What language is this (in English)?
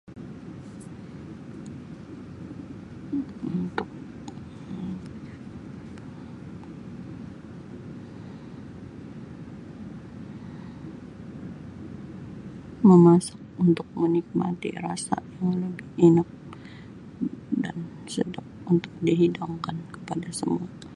Sabah Malay